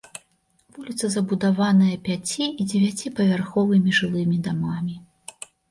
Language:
Belarusian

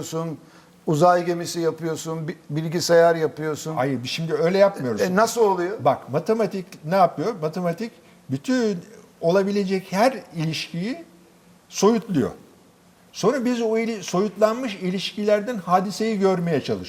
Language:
Turkish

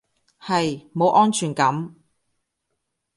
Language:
Cantonese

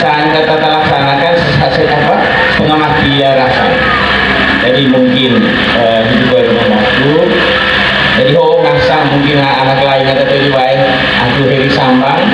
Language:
Indonesian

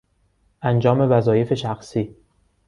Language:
Persian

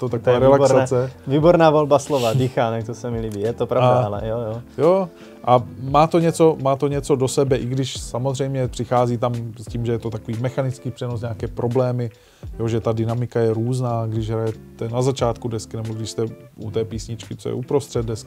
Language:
Czech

